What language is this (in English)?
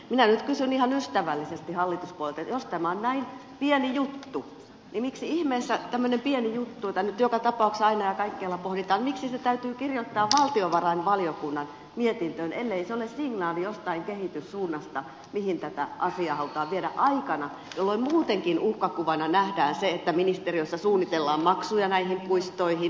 Finnish